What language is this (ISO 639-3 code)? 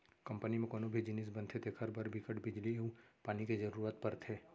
hne